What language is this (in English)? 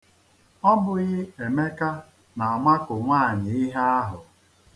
Igbo